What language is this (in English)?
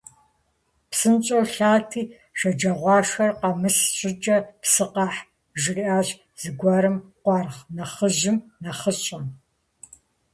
Kabardian